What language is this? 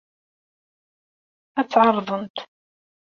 Kabyle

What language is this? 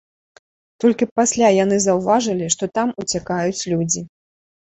Belarusian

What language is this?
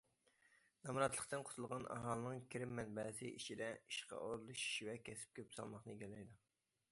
Uyghur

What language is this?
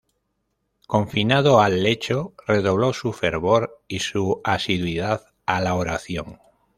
Spanish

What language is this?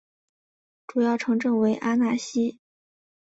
Chinese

